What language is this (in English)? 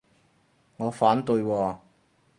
Cantonese